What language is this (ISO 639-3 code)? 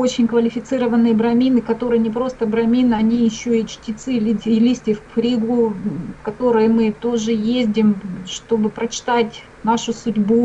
rus